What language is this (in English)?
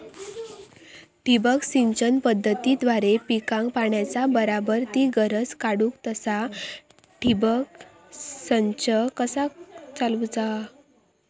Marathi